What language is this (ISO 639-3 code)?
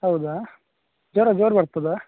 kan